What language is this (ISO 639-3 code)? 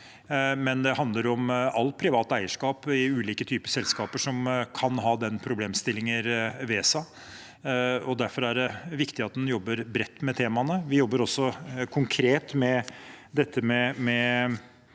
nor